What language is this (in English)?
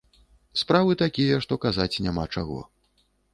Belarusian